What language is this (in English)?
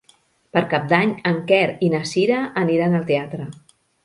Catalan